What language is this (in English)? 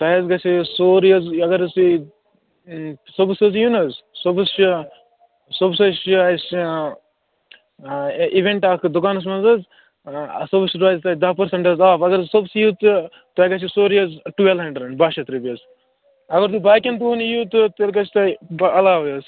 Kashmiri